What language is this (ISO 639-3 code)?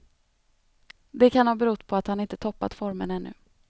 swe